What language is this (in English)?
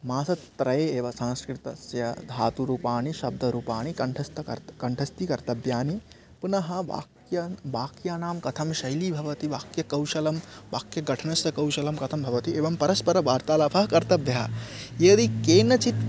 Sanskrit